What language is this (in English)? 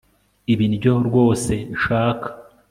Kinyarwanda